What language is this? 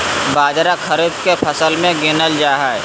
Magahi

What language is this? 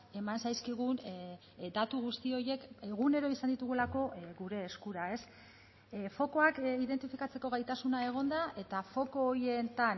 Basque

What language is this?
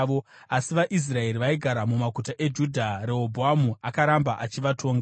Shona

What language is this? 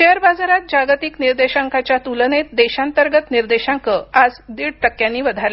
Marathi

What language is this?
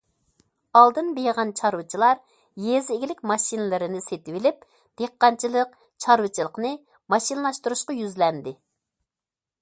Uyghur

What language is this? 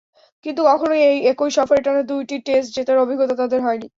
Bangla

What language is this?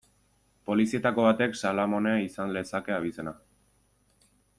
Basque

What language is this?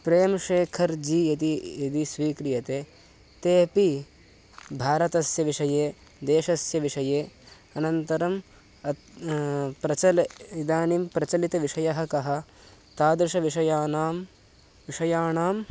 Sanskrit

